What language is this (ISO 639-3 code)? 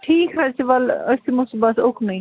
kas